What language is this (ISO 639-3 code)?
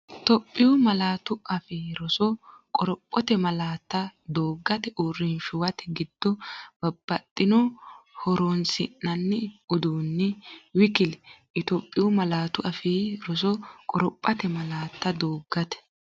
sid